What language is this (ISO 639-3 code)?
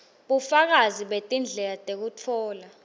ssw